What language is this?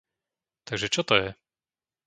Slovak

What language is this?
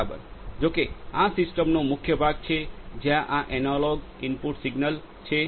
Gujarati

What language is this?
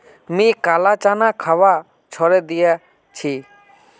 Magahi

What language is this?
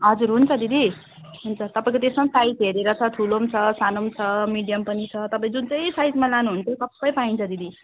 Nepali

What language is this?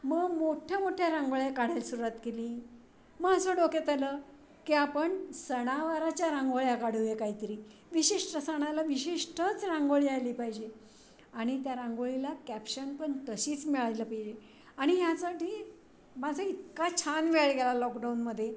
Marathi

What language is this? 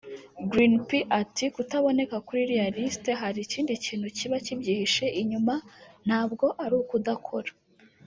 Kinyarwanda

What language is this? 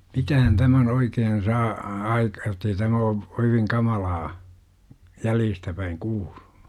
Finnish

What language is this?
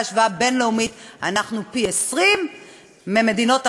Hebrew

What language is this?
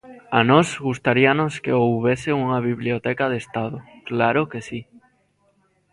Galician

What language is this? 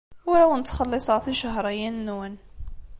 Kabyle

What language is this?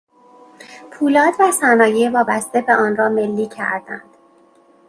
Persian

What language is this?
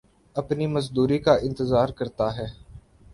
Urdu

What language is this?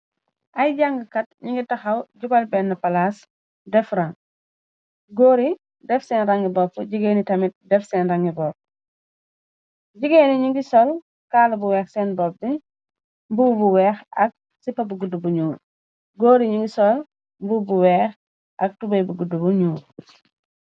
Wolof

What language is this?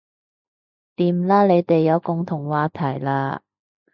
Cantonese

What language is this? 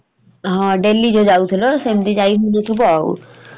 Odia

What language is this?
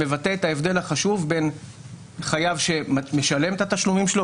Hebrew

